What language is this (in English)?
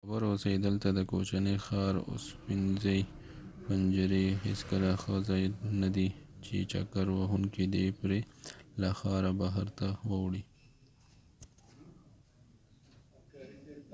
Pashto